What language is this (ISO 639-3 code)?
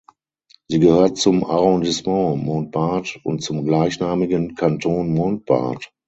deu